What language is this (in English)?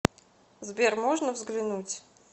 Russian